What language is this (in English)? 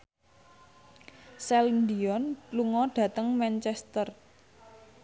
Javanese